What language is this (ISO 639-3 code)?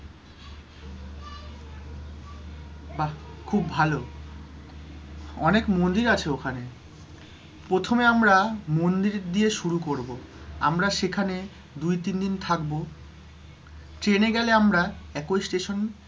ben